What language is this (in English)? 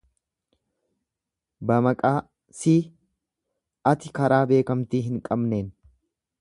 Oromo